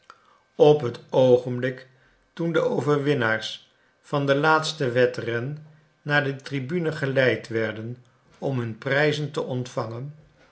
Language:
Dutch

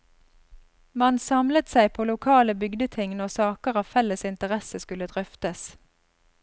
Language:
Norwegian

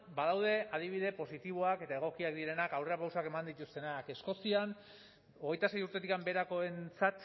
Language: Basque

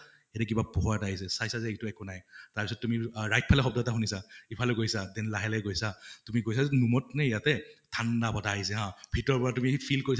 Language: Assamese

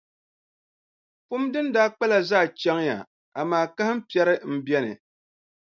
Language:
Dagbani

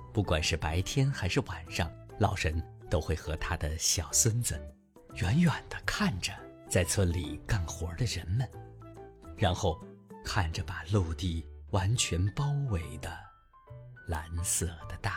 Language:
Chinese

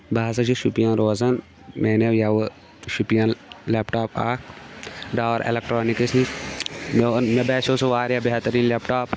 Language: Kashmiri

